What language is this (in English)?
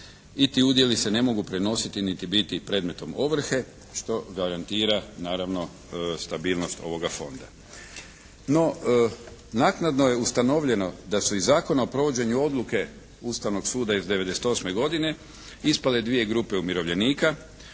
Croatian